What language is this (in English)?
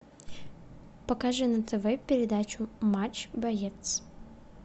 Russian